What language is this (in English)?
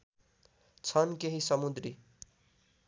Nepali